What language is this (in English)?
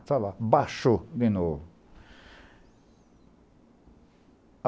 Portuguese